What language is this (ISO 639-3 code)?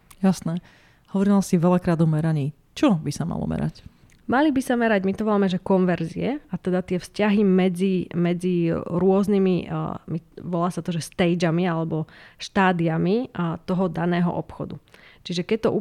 slk